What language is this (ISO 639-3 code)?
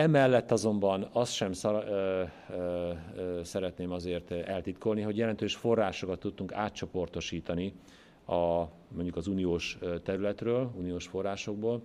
hun